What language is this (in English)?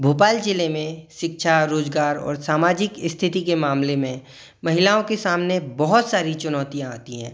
Hindi